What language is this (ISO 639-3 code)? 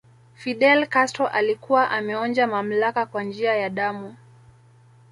swa